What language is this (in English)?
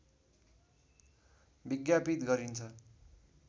Nepali